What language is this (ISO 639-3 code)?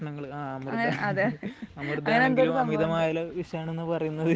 mal